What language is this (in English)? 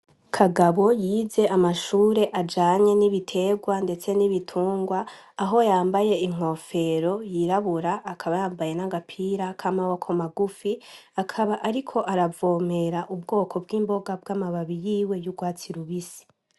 Rundi